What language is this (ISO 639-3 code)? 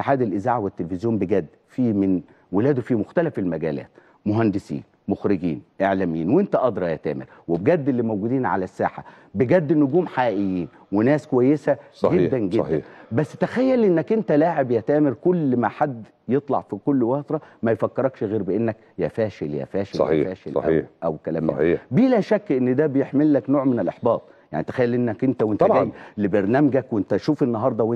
ara